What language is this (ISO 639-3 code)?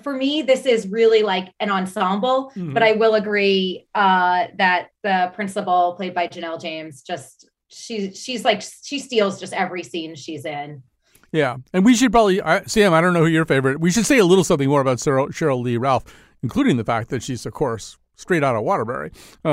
eng